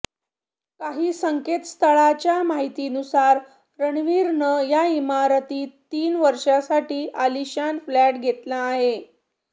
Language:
Marathi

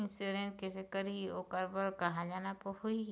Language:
Chhattisgarhi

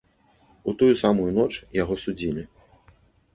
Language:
Belarusian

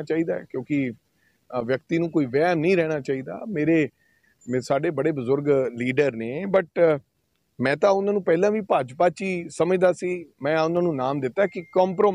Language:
Hindi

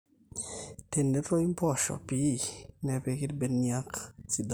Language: Masai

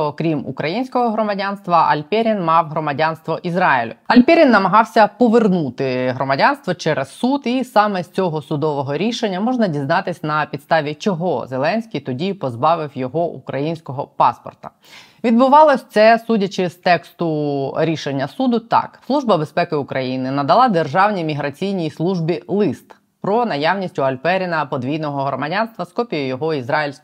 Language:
Ukrainian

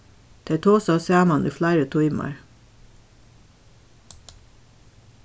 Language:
Faroese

